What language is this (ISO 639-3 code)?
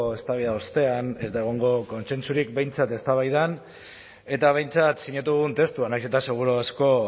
eus